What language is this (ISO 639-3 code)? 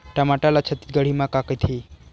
hne